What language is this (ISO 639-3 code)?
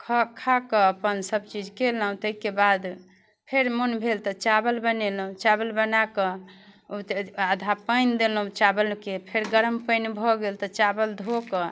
mai